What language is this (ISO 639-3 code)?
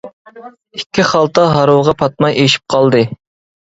uig